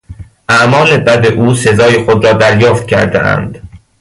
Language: Persian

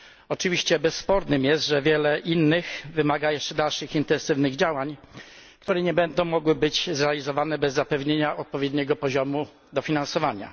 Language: Polish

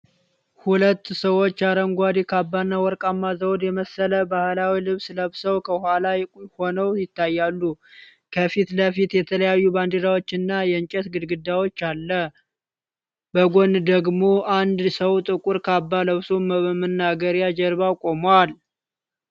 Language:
Amharic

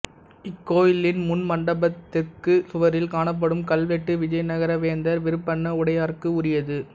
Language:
Tamil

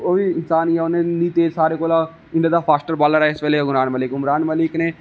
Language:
Dogri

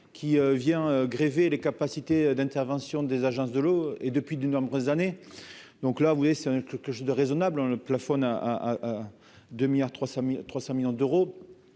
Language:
French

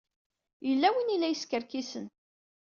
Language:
Kabyle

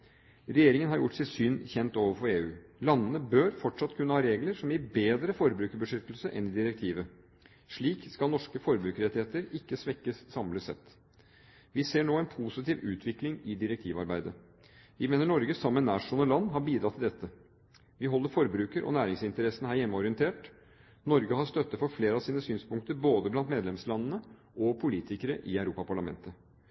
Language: Norwegian Bokmål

